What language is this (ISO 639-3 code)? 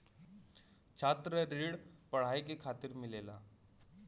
bho